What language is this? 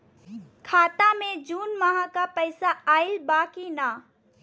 Bhojpuri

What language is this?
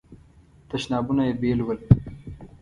Pashto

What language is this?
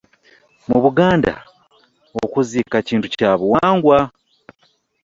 Ganda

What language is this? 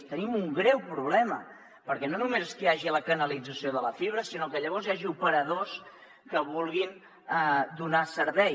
Catalan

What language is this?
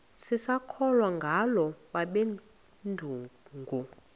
Xhosa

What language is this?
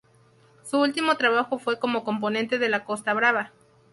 Spanish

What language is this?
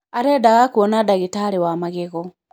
Kikuyu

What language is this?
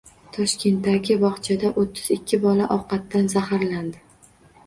Uzbek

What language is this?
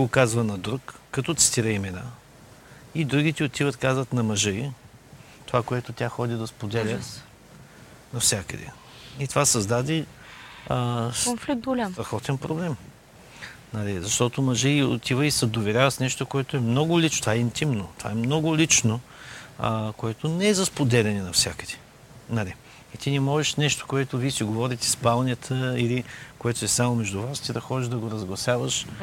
Bulgarian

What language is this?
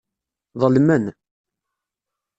Kabyle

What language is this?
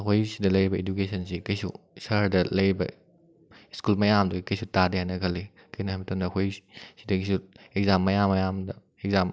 Manipuri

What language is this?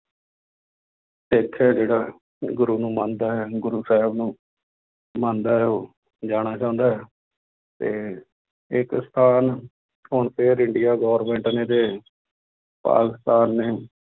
Punjabi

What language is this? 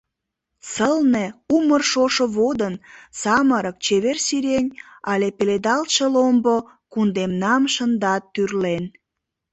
Mari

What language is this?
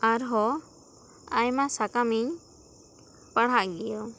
Santali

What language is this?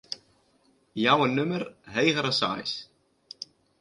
Western Frisian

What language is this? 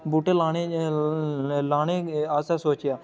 Dogri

